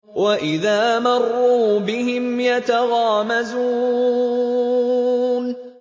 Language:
Arabic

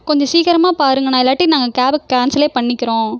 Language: Tamil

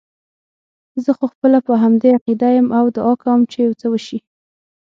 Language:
Pashto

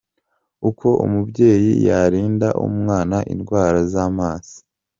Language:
Kinyarwanda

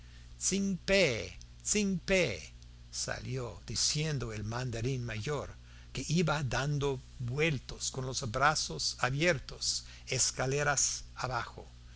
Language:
Spanish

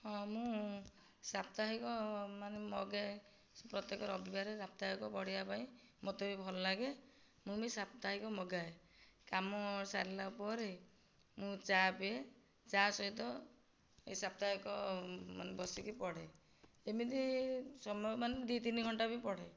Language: Odia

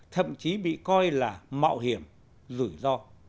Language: Vietnamese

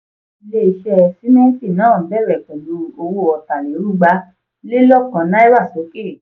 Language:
Yoruba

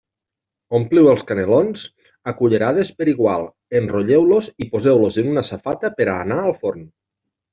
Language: Catalan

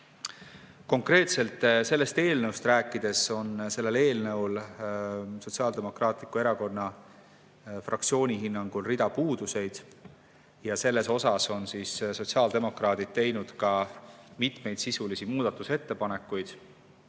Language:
Estonian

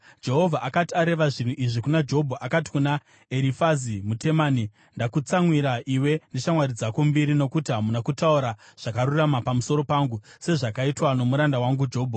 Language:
Shona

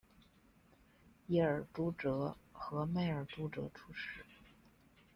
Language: Chinese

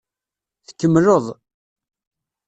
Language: Kabyle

